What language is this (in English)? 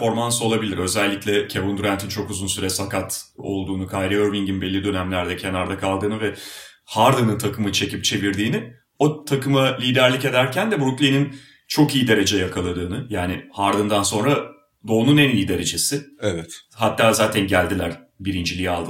Turkish